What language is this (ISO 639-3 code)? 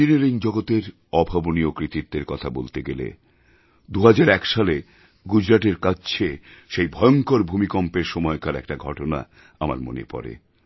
ben